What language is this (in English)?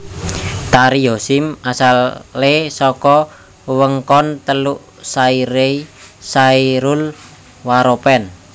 Javanese